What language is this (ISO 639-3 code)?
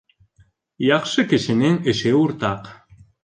bak